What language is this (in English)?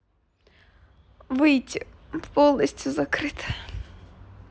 Russian